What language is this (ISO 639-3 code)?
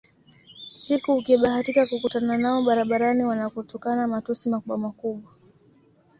swa